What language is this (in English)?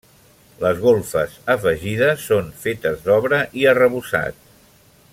Catalan